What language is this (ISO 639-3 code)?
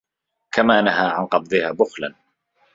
ara